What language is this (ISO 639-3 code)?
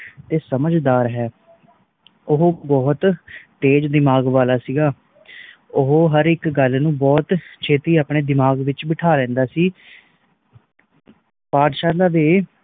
pan